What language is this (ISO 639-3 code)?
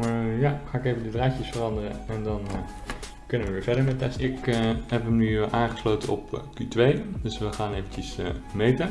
nld